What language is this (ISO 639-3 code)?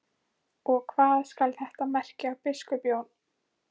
isl